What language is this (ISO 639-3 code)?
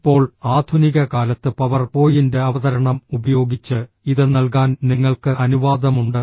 mal